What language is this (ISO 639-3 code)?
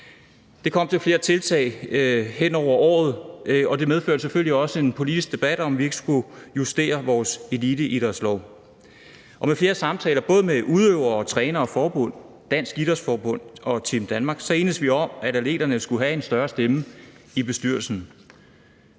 dan